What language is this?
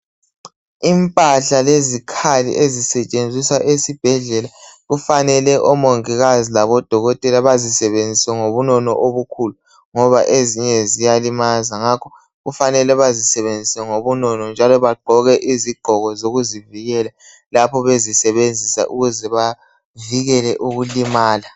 North Ndebele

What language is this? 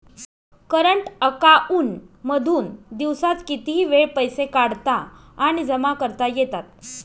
Marathi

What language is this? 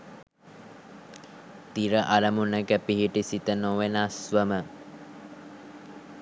Sinhala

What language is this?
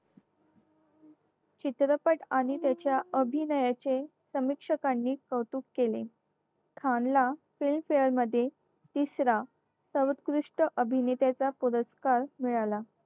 Marathi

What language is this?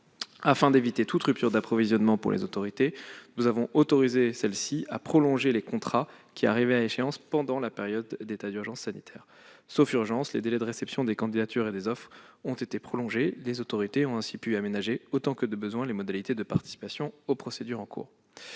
French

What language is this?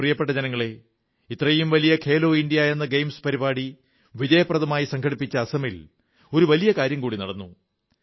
Malayalam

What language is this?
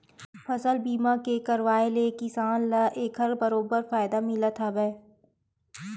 Chhattisgarhi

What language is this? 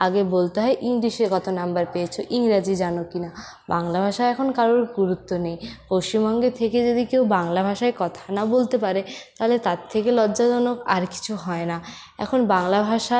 Bangla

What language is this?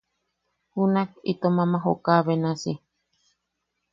Yaqui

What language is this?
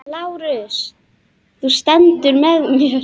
Icelandic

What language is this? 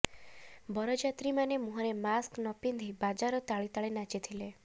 Odia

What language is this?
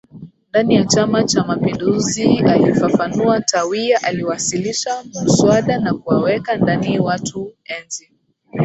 Swahili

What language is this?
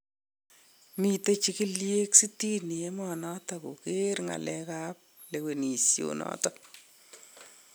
Kalenjin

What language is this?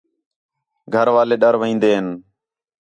Khetrani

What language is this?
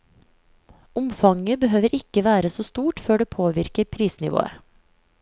Norwegian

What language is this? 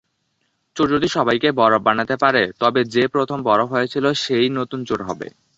Bangla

